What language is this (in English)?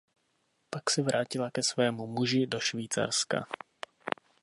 Czech